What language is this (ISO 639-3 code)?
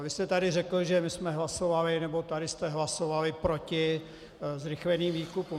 ces